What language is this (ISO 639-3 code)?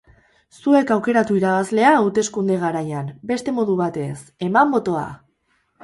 eus